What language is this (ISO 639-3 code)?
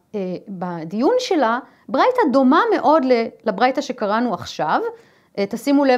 heb